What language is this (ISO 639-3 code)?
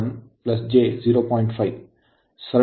kan